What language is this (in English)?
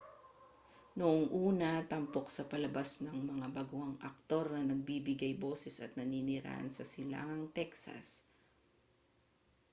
Filipino